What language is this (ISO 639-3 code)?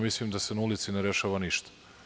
srp